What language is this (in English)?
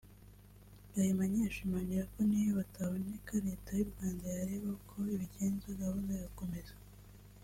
Kinyarwanda